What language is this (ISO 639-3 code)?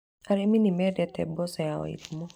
kik